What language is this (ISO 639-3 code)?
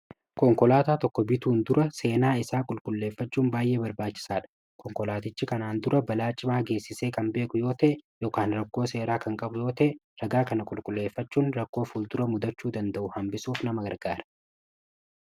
orm